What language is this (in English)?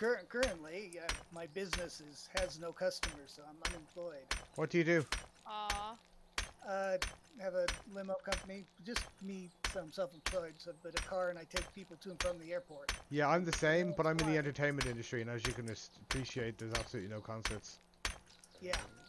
English